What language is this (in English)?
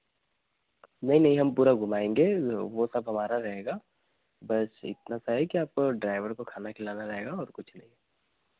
Hindi